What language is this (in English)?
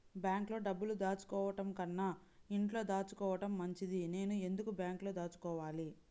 Telugu